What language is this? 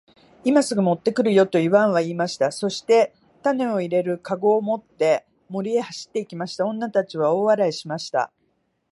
Japanese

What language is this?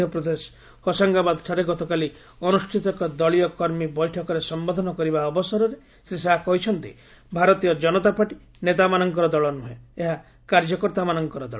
Odia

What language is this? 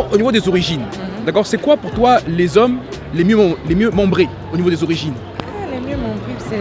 French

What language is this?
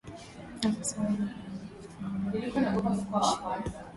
Swahili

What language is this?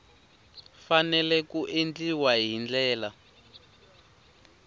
Tsonga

